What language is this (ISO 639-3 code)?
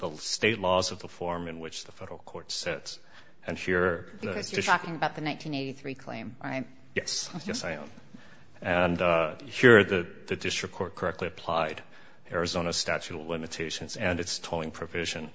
eng